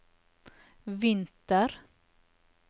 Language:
Norwegian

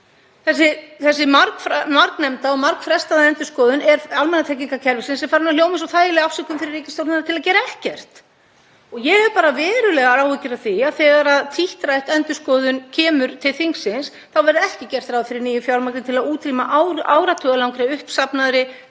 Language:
Icelandic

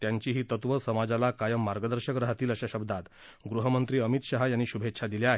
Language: Marathi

